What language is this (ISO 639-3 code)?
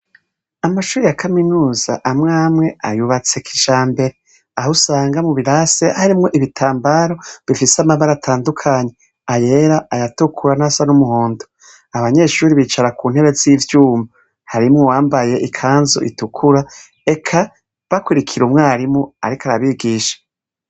run